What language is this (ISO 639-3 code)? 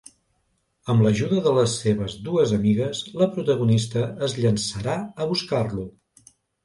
cat